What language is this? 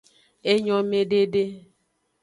Aja (Benin)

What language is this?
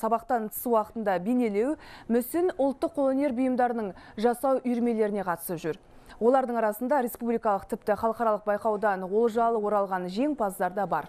Russian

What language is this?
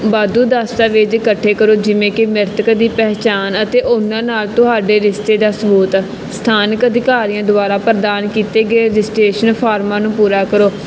Punjabi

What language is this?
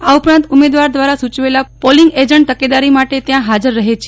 Gujarati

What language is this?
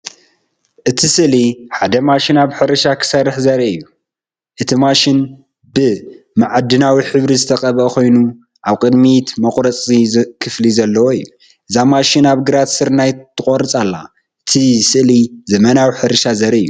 Tigrinya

